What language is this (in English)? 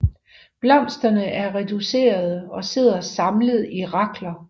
Danish